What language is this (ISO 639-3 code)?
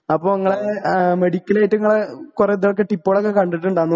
mal